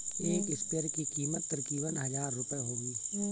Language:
Hindi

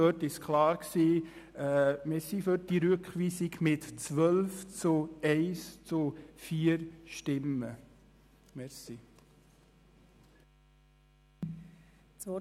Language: Swiss German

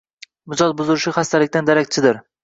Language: Uzbek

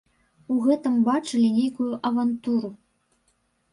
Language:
Belarusian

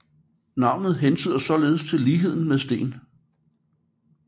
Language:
Danish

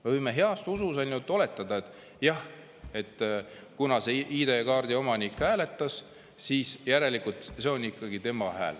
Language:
Estonian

